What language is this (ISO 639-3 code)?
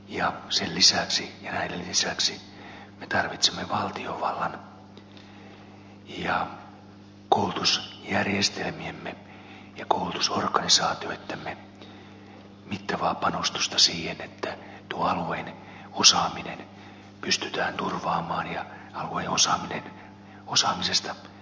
fin